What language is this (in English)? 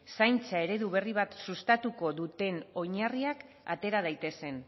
Basque